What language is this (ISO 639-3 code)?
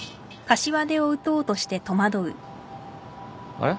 jpn